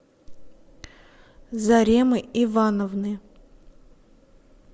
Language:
Russian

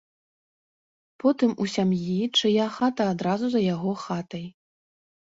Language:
Belarusian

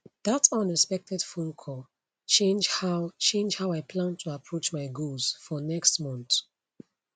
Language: Nigerian Pidgin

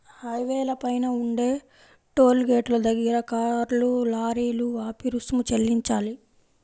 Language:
Telugu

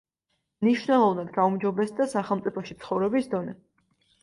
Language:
Georgian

